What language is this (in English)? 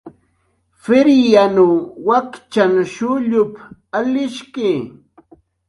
Jaqaru